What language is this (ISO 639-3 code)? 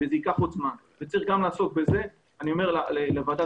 heb